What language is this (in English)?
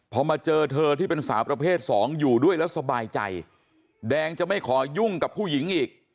Thai